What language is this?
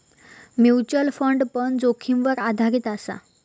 Marathi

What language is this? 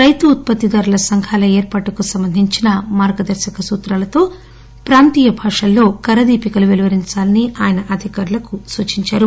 Telugu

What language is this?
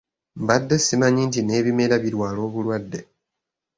Ganda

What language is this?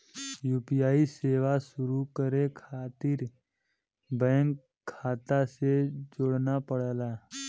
Bhojpuri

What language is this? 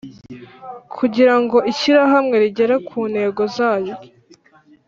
Kinyarwanda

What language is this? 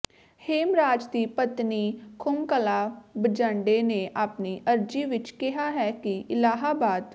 Punjabi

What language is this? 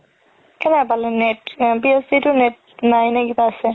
Assamese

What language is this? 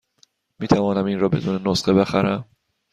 Persian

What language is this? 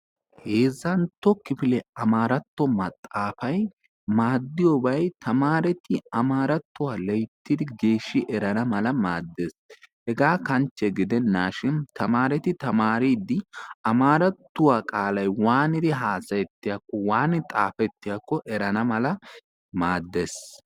Wolaytta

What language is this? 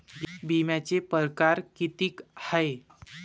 Marathi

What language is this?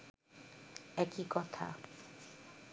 Bangla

